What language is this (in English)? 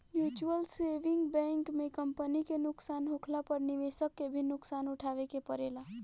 Bhojpuri